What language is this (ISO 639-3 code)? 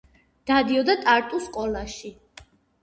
kat